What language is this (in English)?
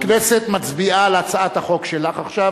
Hebrew